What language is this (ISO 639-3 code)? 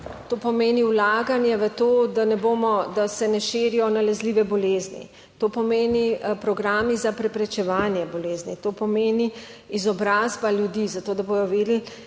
slv